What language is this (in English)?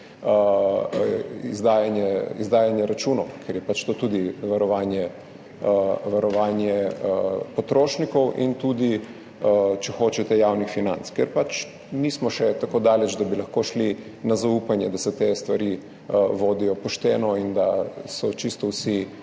Slovenian